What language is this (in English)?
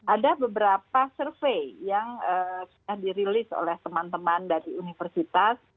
Indonesian